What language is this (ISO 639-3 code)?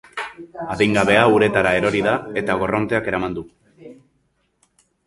eus